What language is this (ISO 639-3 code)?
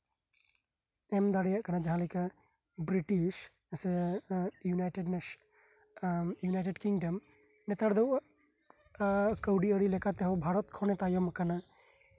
sat